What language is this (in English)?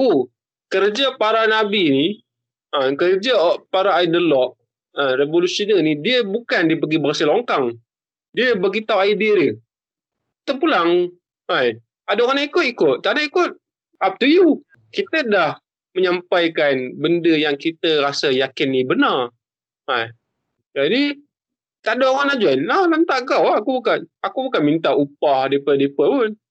Malay